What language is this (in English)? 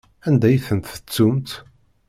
Kabyle